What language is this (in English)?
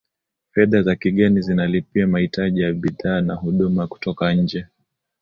Swahili